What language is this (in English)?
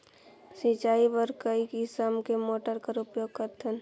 Chhattisgarhi